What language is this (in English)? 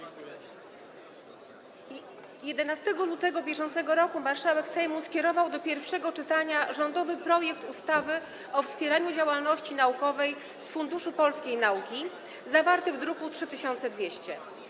Polish